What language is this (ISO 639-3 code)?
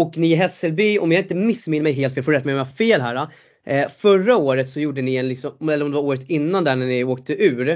swe